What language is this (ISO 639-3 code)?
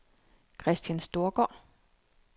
dan